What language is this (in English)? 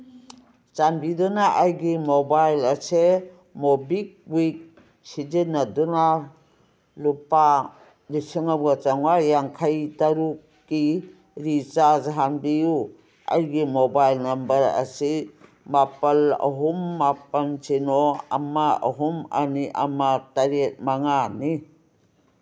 Manipuri